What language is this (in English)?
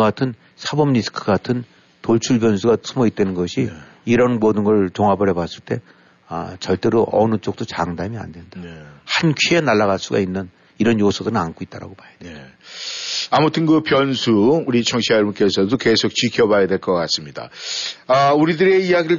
Korean